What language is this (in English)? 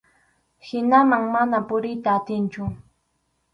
Arequipa-La Unión Quechua